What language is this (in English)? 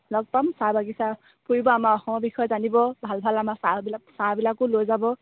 Assamese